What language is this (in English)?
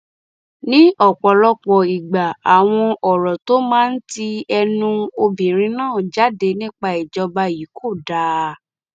Yoruba